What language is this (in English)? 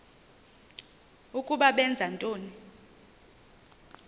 Xhosa